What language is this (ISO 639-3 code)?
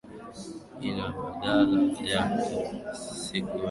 swa